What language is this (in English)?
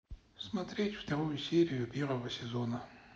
Russian